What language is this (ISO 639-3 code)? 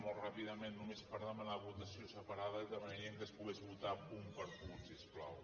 cat